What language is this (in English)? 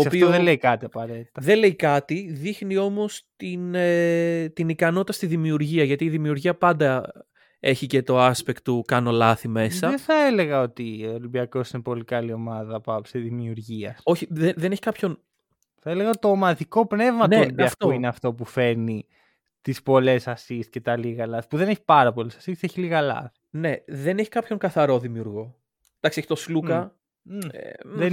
Greek